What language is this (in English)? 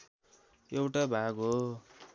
Nepali